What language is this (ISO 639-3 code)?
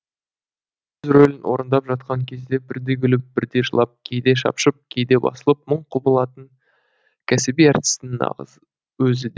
kaz